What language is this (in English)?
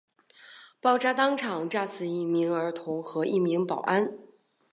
Chinese